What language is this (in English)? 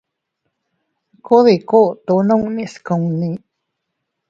Teutila Cuicatec